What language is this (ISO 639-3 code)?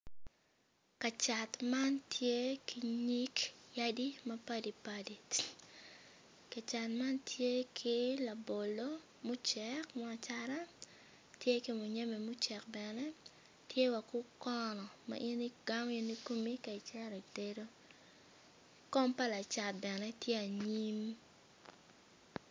ach